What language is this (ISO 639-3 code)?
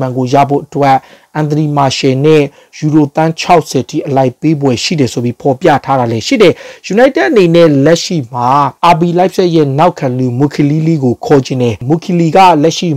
ron